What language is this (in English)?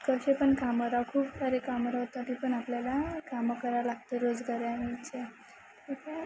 Marathi